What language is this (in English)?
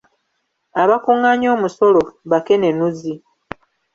Ganda